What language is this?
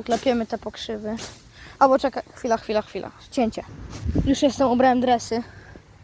Polish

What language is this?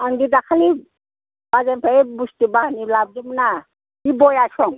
Bodo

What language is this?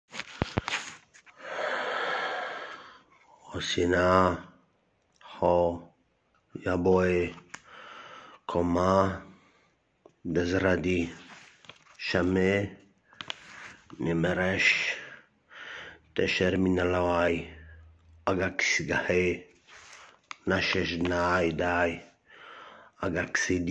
Czech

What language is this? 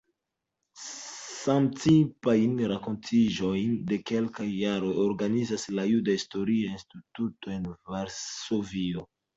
Esperanto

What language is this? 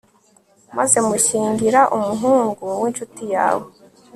Kinyarwanda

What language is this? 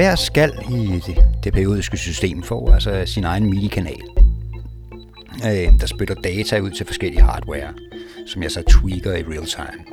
Danish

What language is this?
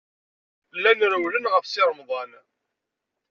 Kabyle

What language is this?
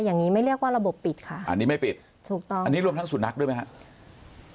Thai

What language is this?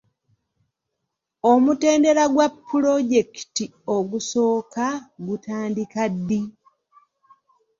Ganda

